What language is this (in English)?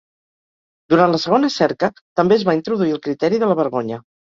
Catalan